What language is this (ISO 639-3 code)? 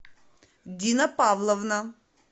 rus